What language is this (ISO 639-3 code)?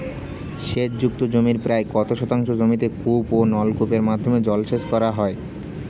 ben